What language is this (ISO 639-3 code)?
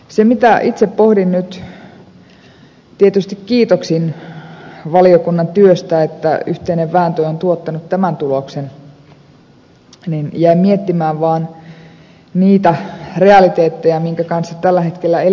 fin